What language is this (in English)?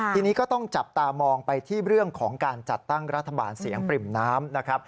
Thai